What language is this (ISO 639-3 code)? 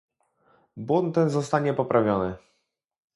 pol